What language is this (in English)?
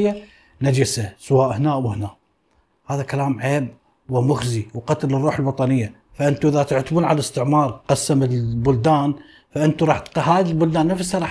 Arabic